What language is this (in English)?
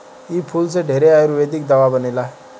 Bhojpuri